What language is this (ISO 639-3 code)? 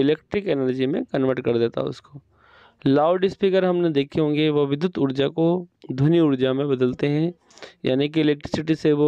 hin